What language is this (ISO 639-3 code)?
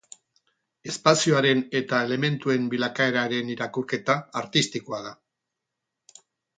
eus